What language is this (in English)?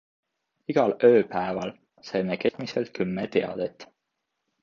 Estonian